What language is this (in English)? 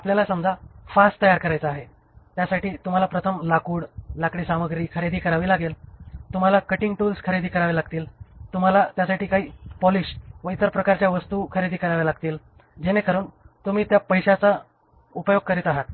Marathi